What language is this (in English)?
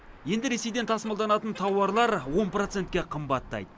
Kazakh